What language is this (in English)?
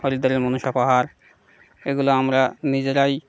Bangla